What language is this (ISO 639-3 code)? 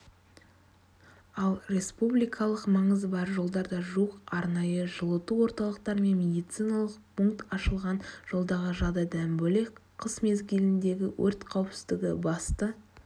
kaz